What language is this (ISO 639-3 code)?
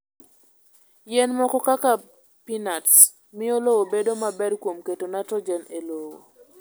luo